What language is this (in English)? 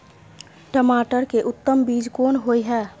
Maithili